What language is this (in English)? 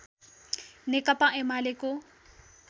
Nepali